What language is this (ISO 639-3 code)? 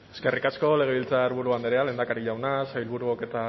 eus